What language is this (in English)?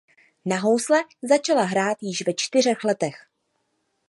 Czech